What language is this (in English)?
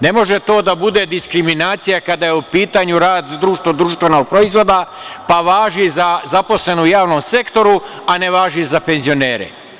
Serbian